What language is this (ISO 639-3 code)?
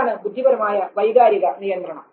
mal